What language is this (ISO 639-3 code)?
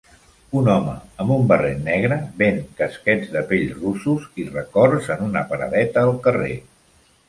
cat